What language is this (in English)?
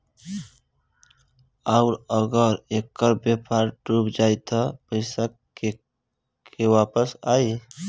Bhojpuri